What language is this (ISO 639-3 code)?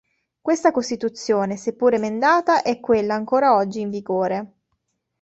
ita